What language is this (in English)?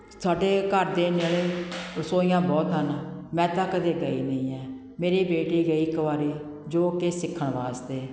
Punjabi